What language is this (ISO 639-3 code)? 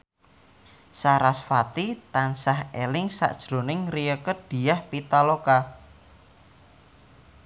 jav